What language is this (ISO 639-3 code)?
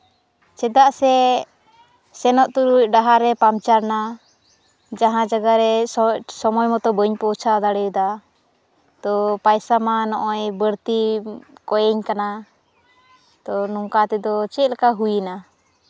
sat